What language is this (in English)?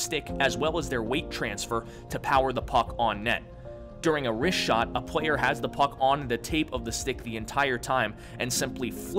English